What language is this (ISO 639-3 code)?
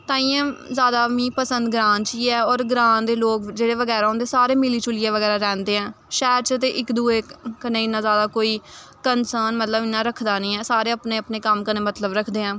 doi